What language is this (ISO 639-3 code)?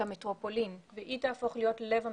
heb